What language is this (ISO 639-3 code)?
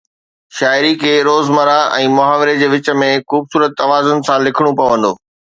snd